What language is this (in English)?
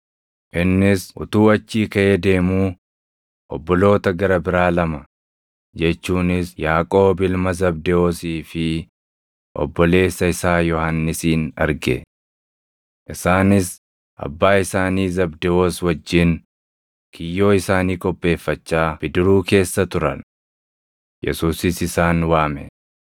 Oromo